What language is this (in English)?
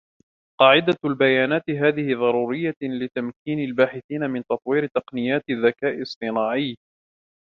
Arabic